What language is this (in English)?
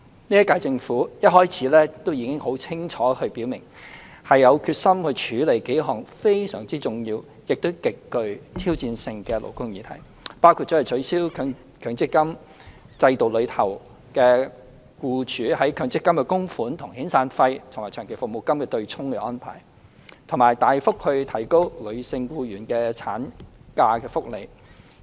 Cantonese